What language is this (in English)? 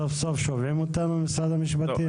Hebrew